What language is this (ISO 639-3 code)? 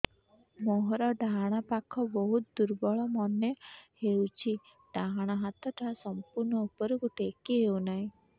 ori